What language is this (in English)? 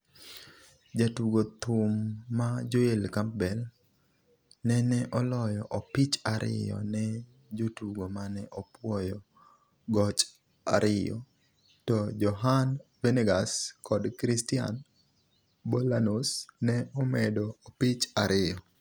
Luo (Kenya and Tanzania)